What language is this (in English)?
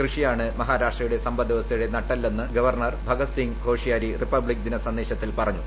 Malayalam